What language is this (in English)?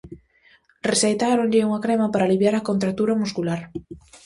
Galician